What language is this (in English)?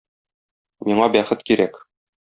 Tatar